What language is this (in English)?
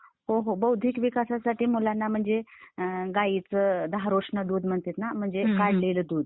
Marathi